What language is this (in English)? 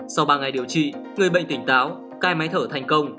Vietnamese